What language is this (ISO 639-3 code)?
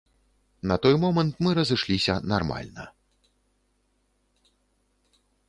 bel